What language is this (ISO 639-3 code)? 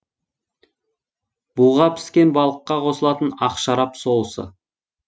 kaz